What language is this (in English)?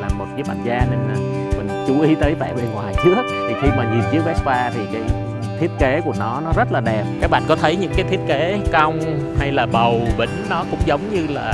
Vietnamese